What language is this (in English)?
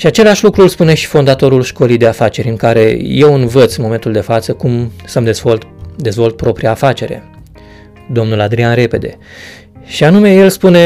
Romanian